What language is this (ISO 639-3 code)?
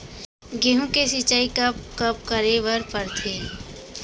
hne